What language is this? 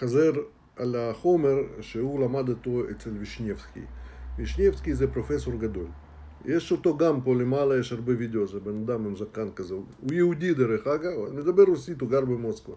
Hebrew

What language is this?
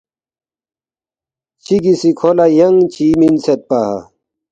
Balti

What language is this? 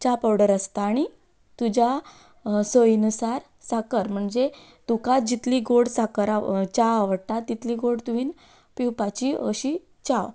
Konkani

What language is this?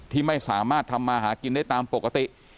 Thai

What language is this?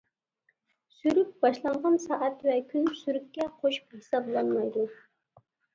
Uyghur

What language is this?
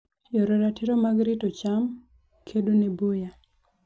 Luo (Kenya and Tanzania)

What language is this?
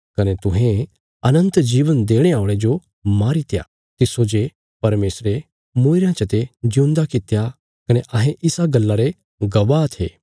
Bilaspuri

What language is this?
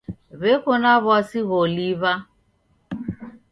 Taita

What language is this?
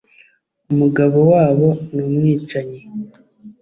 Kinyarwanda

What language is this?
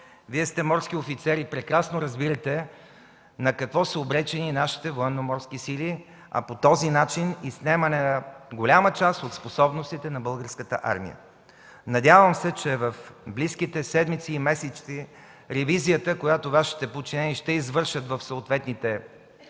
Bulgarian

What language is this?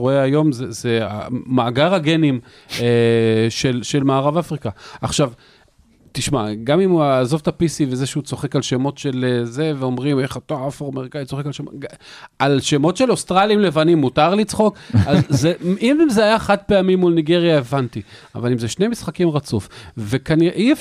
Hebrew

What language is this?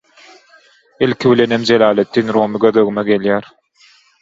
Turkmen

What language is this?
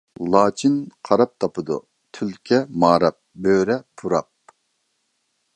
Uyghur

